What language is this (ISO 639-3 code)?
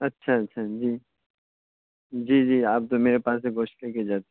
urd